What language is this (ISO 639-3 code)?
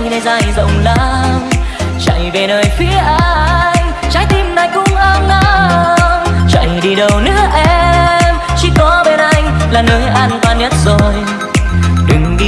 vie